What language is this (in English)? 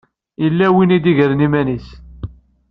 Kabyle